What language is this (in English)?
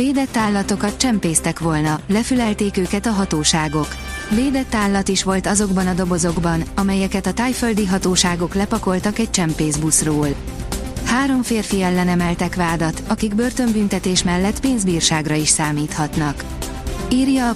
Hungarian